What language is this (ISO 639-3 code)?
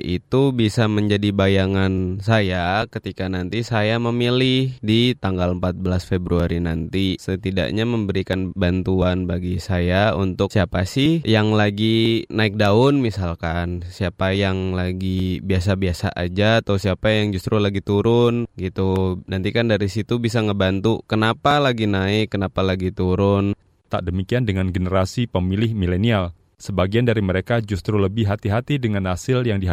ind